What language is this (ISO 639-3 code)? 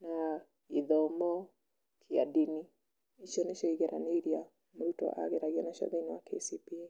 kik